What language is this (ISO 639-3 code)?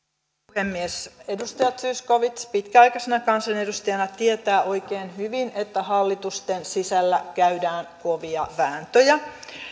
fin